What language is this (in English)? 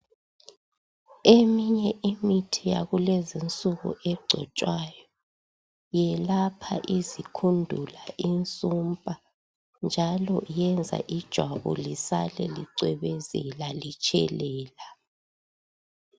North Ndebele